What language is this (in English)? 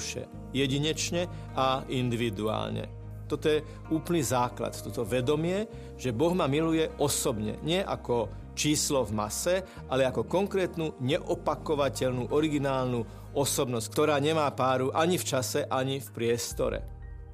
Slovak